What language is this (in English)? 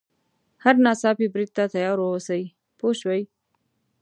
Pashto